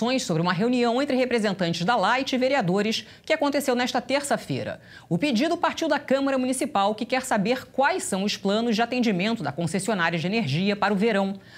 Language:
Portuguese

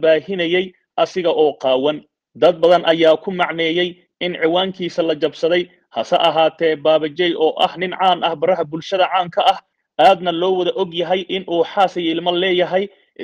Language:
Arabic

